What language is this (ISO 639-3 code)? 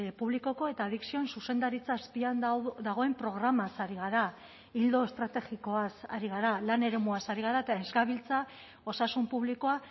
eus